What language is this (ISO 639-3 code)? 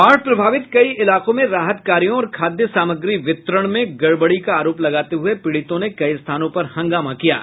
hin